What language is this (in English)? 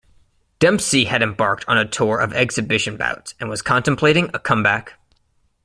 English